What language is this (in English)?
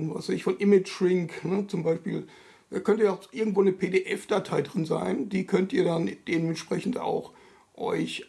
German